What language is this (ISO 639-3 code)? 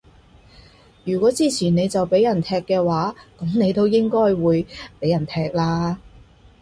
yue